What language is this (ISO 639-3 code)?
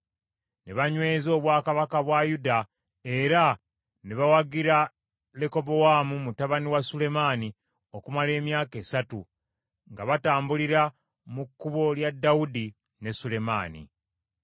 lug